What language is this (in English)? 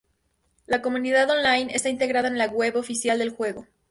Spanish